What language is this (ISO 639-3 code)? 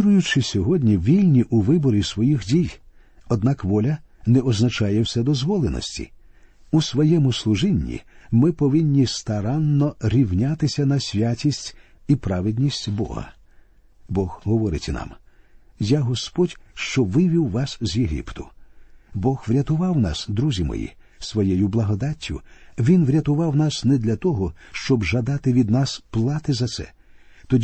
ukr